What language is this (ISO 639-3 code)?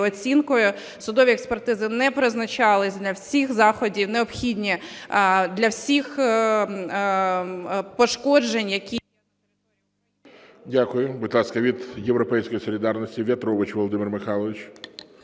ukr